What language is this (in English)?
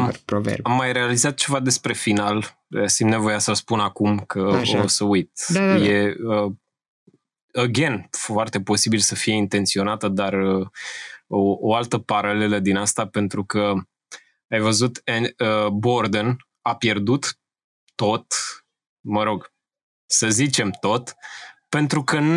Romanian